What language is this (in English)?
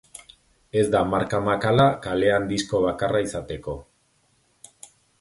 Basque